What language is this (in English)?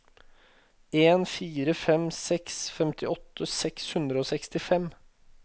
Norwegian